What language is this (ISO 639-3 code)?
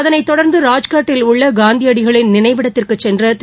tam